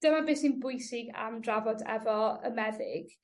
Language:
Welsh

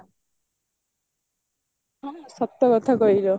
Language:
Odia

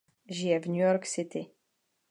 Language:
Czech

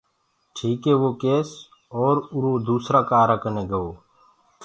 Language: Gurgula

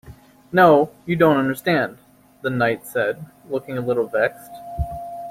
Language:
English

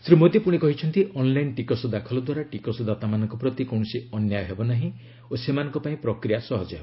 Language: Odia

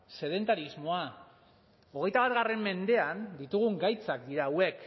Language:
Basque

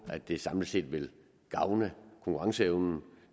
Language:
Danish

